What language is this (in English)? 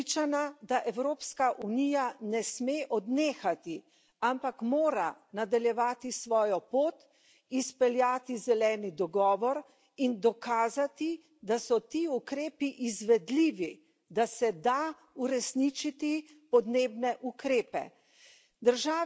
Slovenian